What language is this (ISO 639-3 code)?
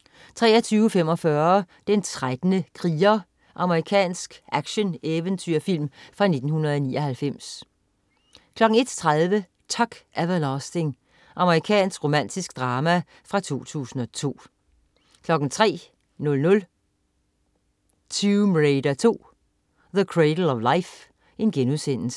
dan